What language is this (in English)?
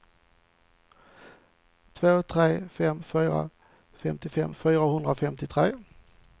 Swedish